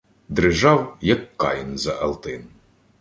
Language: Ukrainian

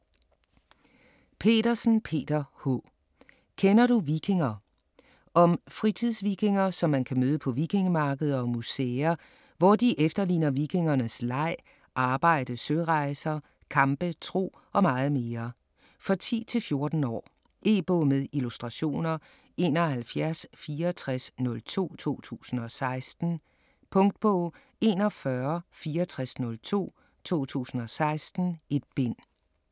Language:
Danish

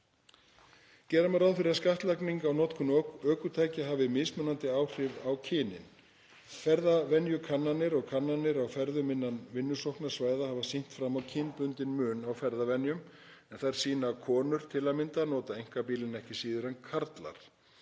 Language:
Icelandic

